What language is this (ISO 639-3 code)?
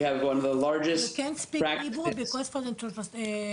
heb